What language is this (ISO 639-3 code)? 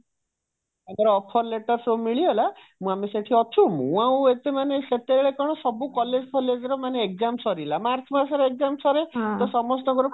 ori